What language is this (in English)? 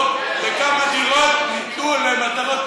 Hebrew